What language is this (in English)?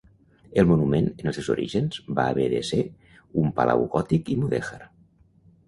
Catalan